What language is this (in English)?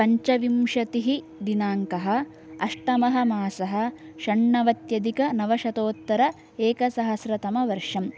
Sanskrit